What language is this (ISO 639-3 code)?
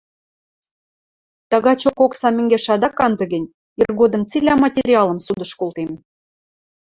mrj